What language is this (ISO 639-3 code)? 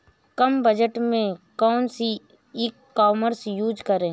hin